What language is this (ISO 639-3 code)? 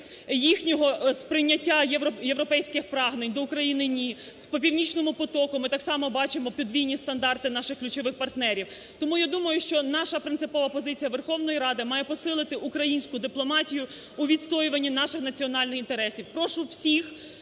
ukr